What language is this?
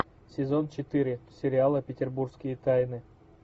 Russian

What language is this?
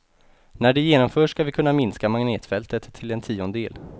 Swedish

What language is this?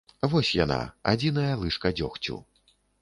Belarusian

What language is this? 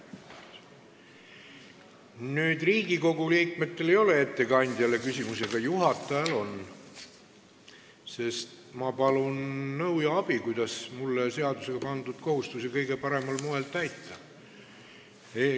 Estonian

